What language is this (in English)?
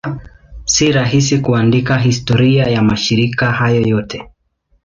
Swahili